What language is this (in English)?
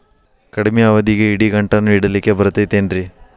Kannada